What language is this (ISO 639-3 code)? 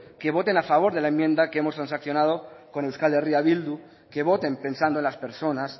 spa